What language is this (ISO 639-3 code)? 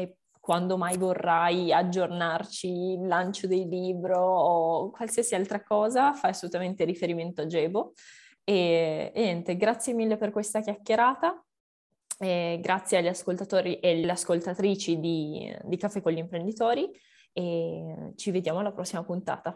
ita